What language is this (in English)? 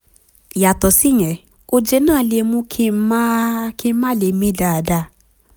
Yoruba